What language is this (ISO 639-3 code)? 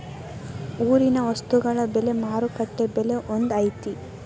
kan